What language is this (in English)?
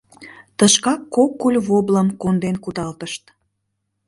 Mari